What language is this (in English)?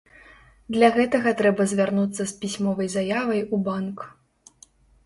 Belarusian